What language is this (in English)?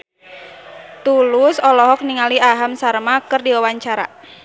Sundanese